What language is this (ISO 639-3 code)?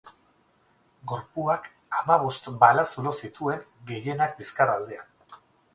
eus